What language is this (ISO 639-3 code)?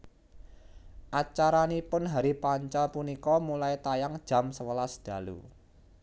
jav